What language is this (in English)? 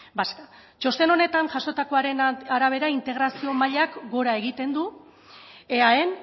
Basque